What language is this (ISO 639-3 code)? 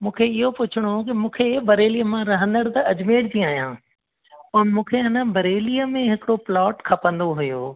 snd